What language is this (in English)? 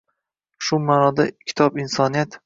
Uzbek